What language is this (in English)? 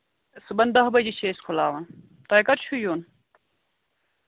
Kashmiri